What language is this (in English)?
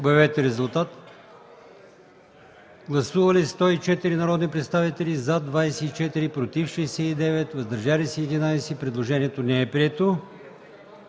Bulgarian